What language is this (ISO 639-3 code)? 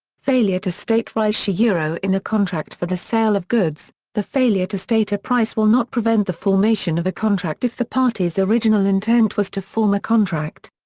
eng